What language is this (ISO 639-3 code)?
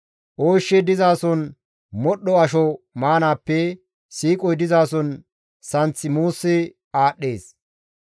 gmv